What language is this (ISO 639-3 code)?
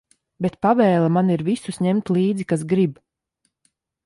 lav